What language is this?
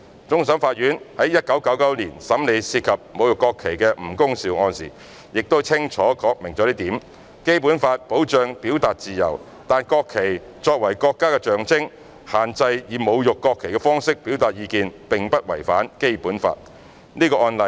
Cantonese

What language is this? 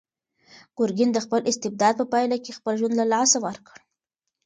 Pashto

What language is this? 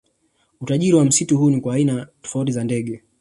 Swahili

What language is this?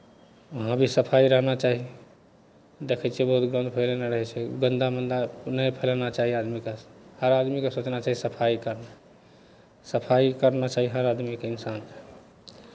Maithili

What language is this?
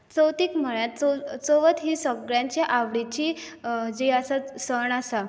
Konkani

